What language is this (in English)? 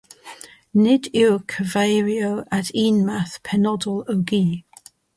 Welsh